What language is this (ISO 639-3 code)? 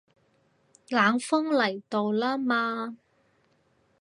yue